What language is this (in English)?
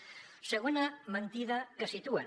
Catalan